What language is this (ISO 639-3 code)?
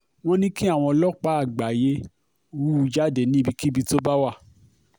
yor